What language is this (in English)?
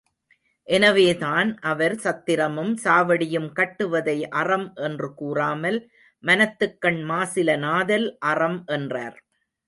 Tamil